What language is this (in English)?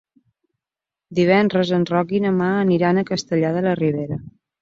Catalan